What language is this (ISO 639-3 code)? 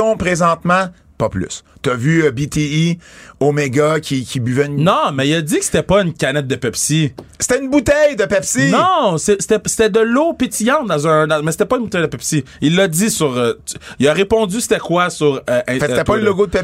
fra